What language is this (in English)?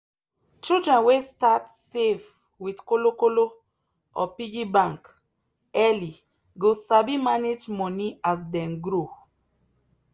Nigerian Pidgin